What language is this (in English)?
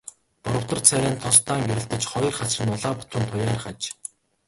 Mongolian